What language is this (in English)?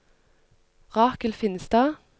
Norwegian